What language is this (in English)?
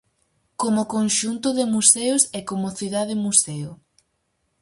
Galician